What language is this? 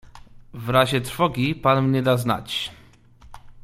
Polish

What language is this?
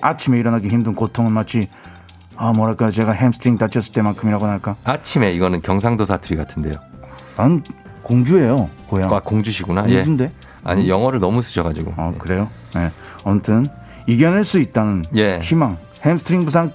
Korean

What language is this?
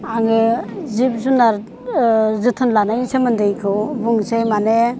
Bodo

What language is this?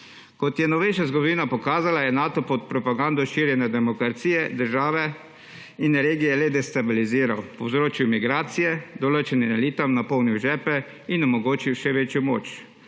Slovenian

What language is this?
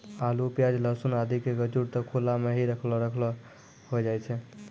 Maithili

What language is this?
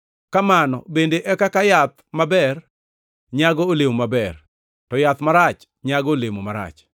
Luo (Kenya and Tanzania)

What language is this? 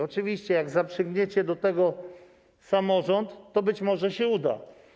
Polish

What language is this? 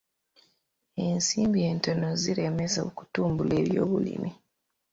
Ganda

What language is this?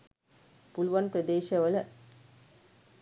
Sinhala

